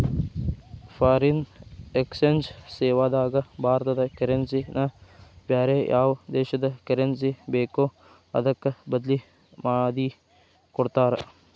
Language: Kannada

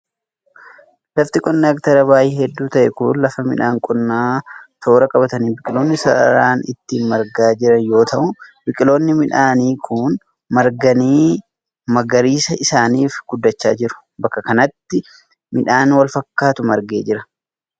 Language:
Oromo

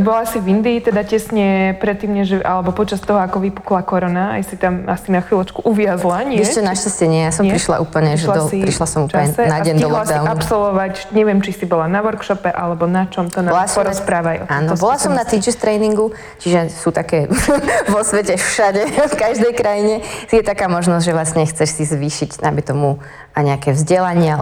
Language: Slovak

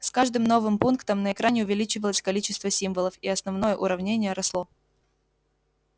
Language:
Russian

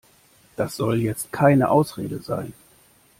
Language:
German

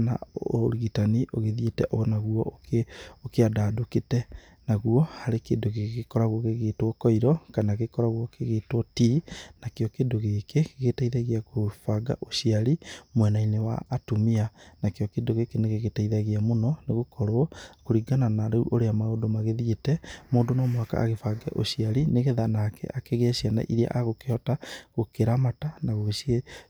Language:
Kikuyu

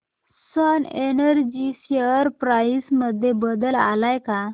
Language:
Marathi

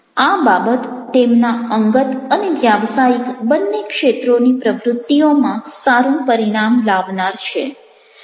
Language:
Gujarati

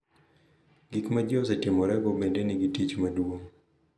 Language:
Luo (Kenya and Tanzania)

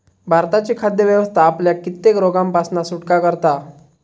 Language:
Marathi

